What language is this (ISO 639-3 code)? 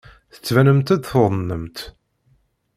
kab